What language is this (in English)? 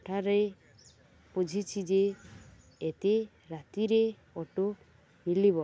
Odia